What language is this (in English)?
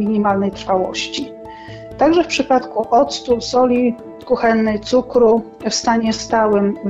Polish